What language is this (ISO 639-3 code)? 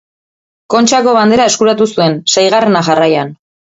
eus